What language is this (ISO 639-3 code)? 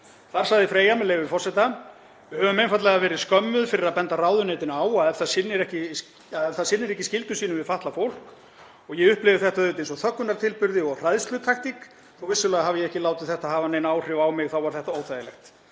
isl